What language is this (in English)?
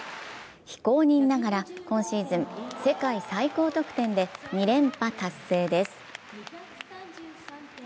Japanese